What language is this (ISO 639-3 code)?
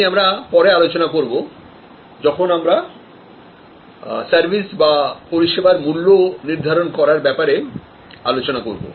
ben